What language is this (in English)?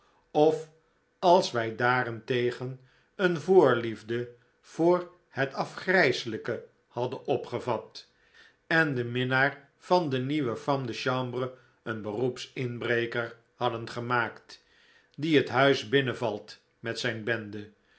Dutch